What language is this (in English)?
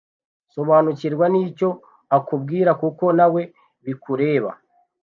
Kinyarwanda